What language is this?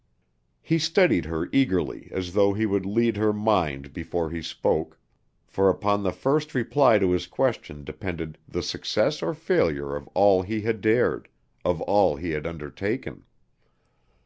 English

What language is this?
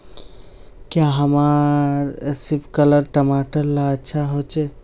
Magahi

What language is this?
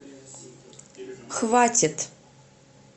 Russian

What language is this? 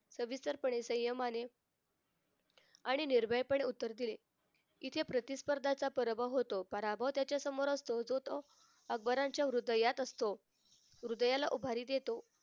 Marathi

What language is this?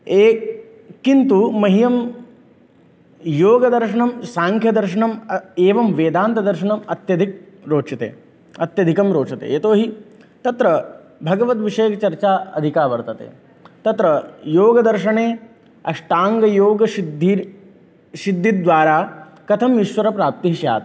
Sanskrit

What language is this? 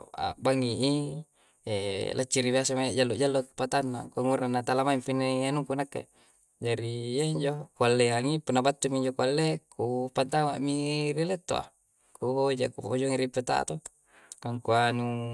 Coastal Konjo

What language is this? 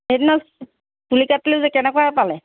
Assamese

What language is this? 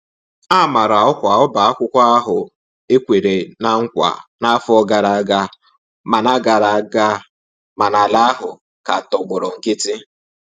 Igbo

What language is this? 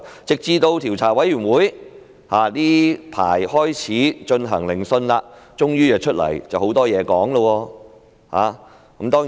Cantonese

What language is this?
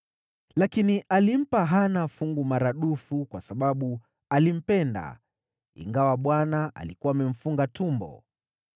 Swahili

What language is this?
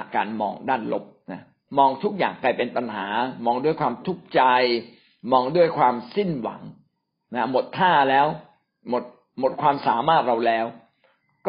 Thai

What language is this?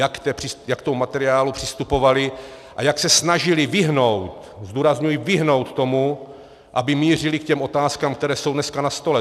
Czech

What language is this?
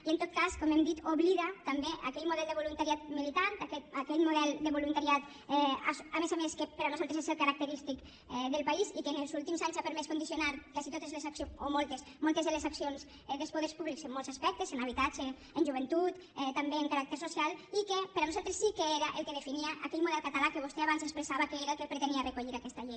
Catalan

